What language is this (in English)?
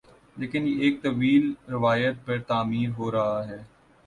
Urdu